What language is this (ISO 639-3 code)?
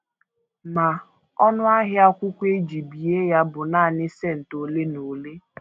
ibo